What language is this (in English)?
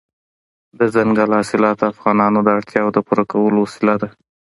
Pashto